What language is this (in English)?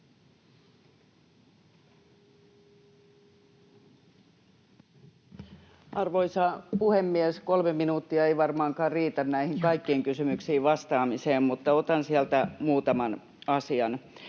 Finnish